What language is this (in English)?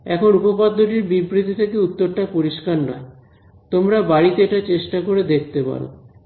Bangla